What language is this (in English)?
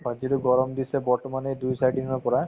Assamese